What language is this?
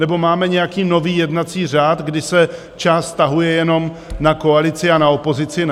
Czech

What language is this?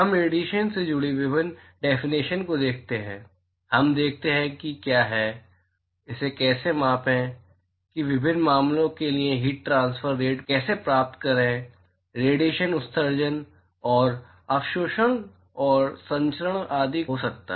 Hindi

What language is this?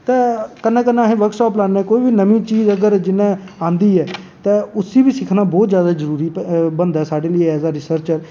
Dogri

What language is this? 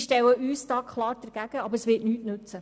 Swiss German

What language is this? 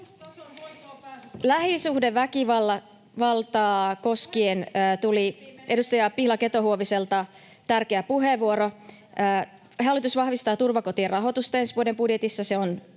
Finnish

